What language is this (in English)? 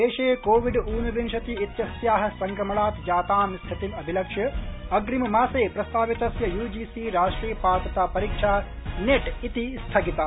Sanskrit